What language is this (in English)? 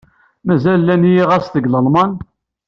Kabyle